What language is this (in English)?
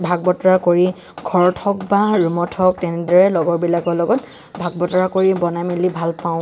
Assamese